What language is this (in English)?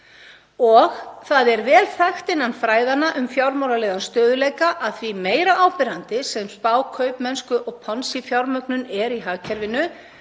Icelandic